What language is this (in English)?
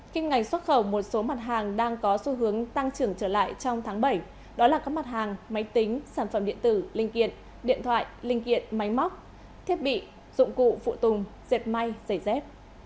Vietnamese